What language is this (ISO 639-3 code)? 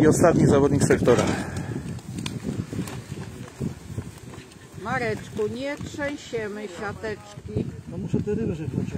pol